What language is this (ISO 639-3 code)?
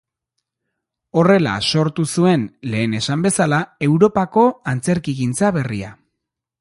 eus